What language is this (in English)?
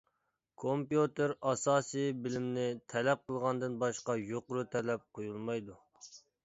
Uyghur